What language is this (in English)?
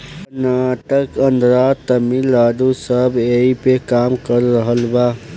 Bhojpuri